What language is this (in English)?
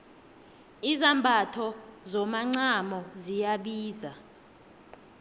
South Ndebele